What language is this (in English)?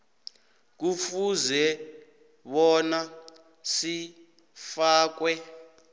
South Ndebele